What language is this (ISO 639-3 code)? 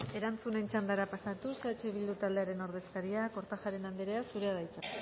eus